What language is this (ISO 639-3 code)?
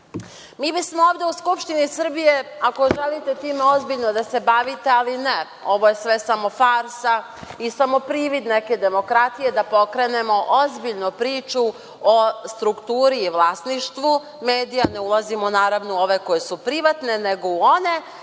srp